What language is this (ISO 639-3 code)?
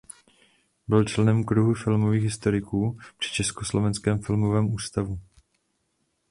ces